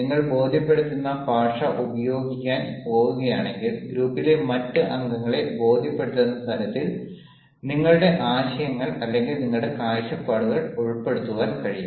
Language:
Malayalam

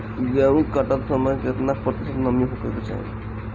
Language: Bhojpuri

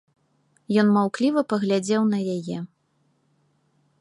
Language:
Belarusian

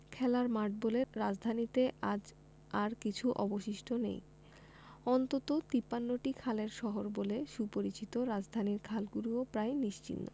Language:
Bangla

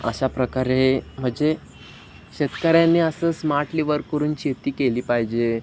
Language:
Marathi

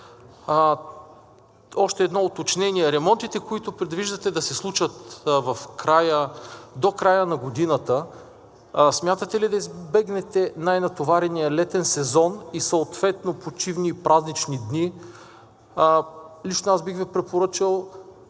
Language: Bulgarian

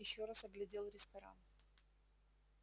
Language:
Russian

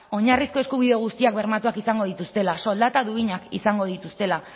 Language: Basque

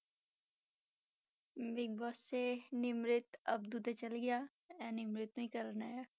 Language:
Punjabi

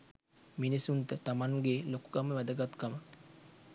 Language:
Sinhala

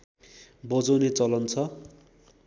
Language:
Nepali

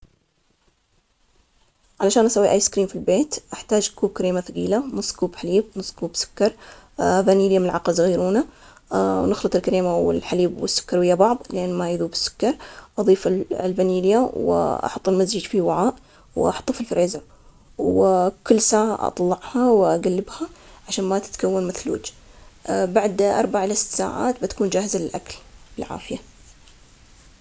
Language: Omani Arabic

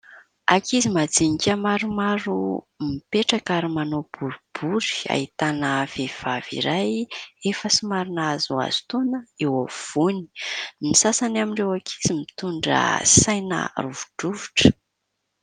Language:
Malagasy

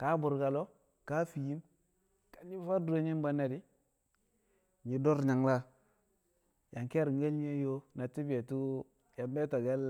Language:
Kamo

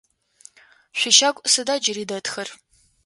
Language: Adyghe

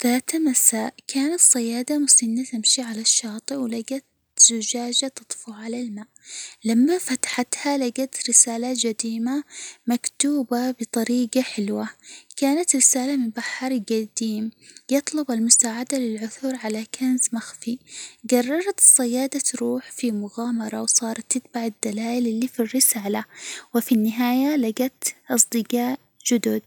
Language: Hijazi Arabic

